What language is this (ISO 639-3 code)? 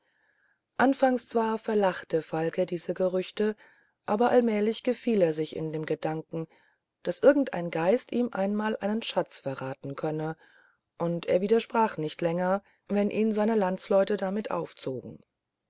deu